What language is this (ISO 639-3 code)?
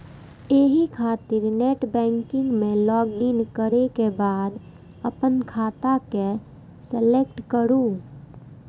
mai